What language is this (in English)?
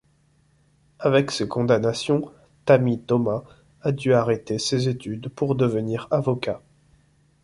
French